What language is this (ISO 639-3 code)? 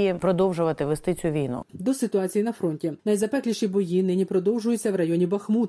ukr